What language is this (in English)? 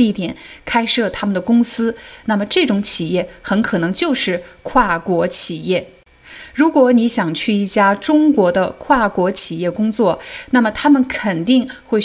Chinese